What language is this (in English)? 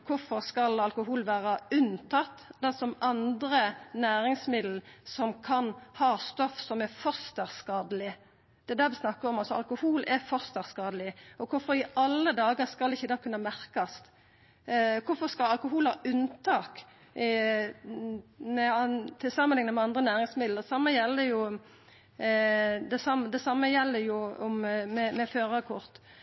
Norwegian Nynorsk